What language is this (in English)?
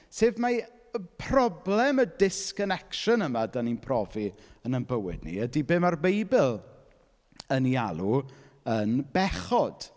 Welsh